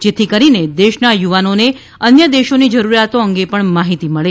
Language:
Gujarati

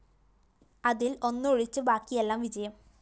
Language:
Malayalam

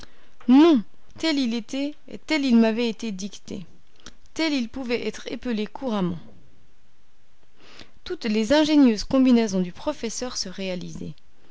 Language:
French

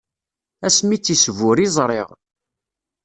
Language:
Kabyle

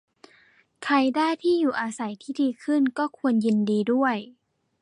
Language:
Thai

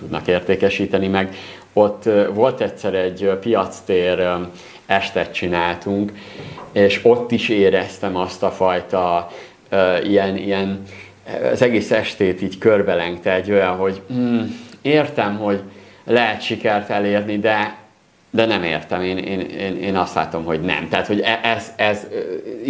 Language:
Hungarian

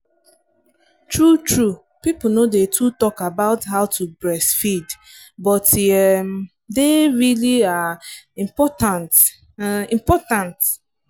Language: Nigerian Pidgin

